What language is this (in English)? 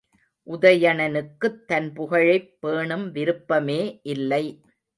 Tamil